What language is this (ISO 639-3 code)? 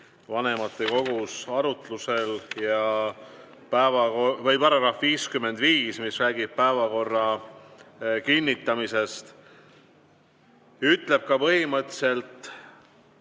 est